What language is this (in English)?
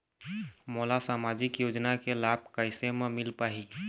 Chhattisgarhi